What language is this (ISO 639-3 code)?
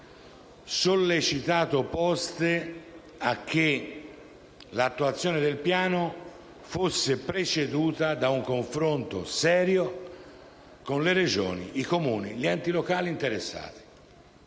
ita